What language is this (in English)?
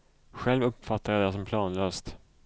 Swedish